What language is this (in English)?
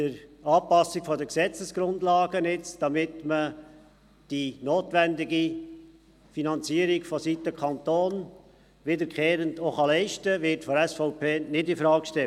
Swiss German